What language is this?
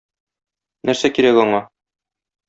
Tatar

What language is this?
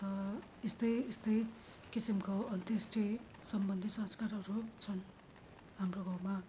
Nepali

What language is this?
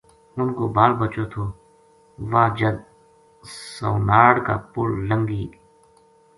Gujari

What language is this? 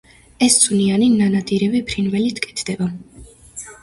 Georgian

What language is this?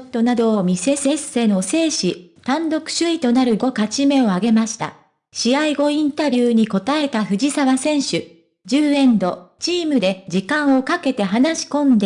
Japanese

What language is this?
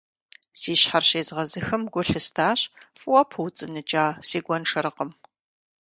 Kabardian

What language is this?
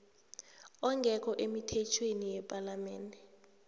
South Ndebele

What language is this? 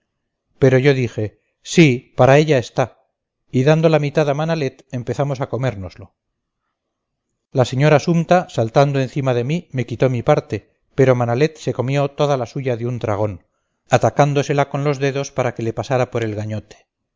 Spanish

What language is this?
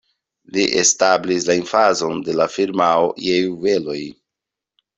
Esperanto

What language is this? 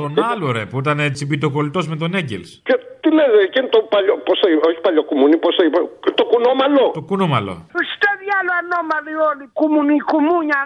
Greek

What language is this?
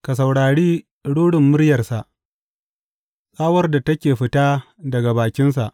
Hausa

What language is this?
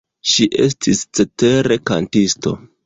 Esperanto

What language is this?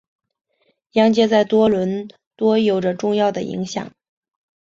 Chinese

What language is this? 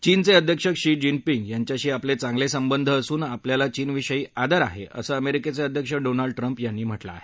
Marathi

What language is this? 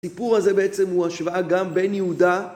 Hebrew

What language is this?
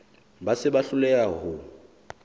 Southern Sotho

